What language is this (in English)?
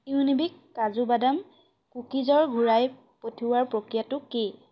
Assamese